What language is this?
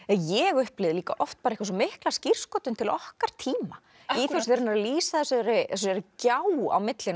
Icelandic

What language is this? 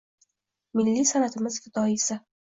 Uzbek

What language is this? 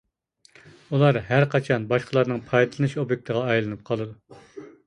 Uyghur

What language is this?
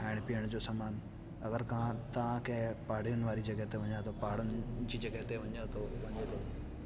Sindhi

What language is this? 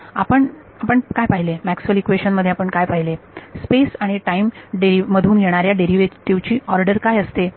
Marathi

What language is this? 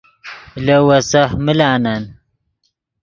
Yidgha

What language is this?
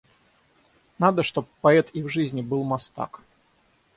Russian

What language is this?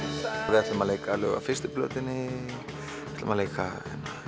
Icelandic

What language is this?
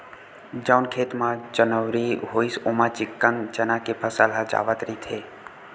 Chhattisgarhi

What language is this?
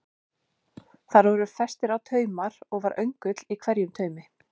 Icelandic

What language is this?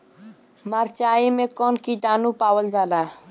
Bhojpuri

